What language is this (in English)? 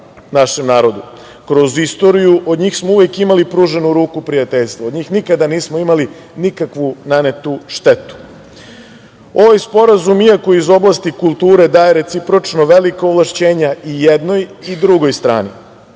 Serbian